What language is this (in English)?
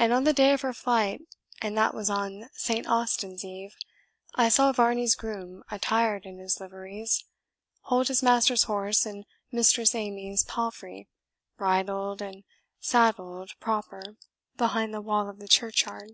English